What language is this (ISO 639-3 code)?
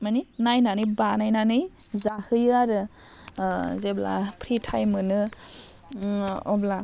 brx